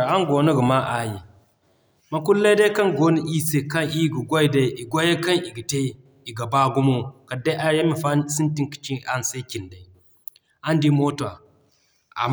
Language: Zarma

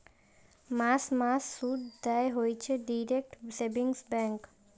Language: Bangla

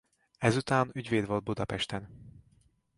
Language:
Hungarian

